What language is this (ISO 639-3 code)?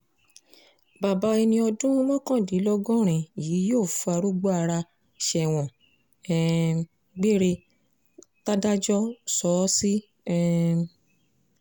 yor